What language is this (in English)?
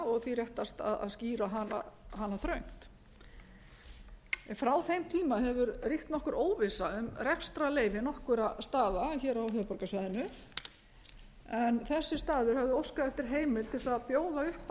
Icelandic